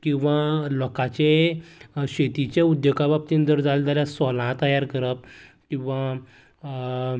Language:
Konkani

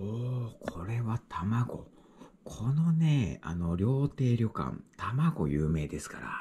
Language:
Japanese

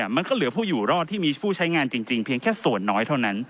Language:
Thai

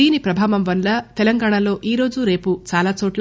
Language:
Telugu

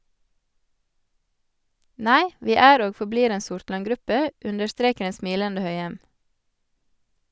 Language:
Norwegian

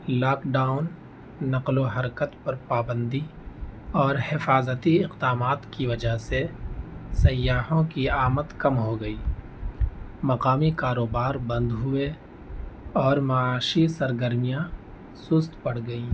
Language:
Urdu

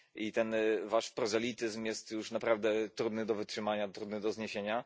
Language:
Polish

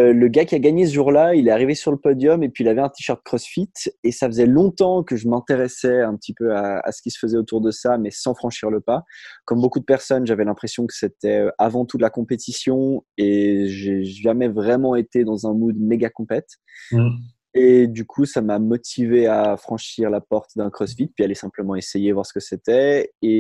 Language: French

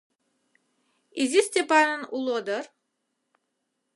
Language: Mari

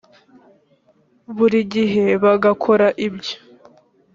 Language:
Kinyarwanda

